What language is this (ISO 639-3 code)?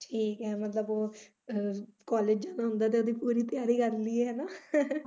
pan